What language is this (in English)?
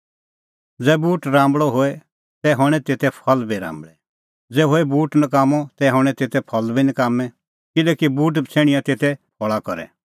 Kullu Pahari